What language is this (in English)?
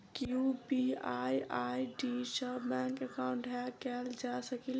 Maithili